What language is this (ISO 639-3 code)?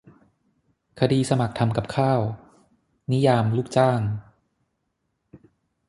tha